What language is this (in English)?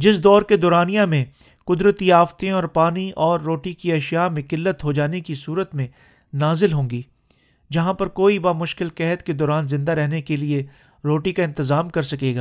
Urdu